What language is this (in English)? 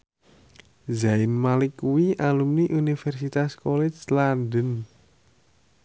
Javanese